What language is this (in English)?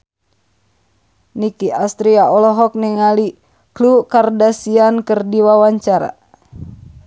Sundanese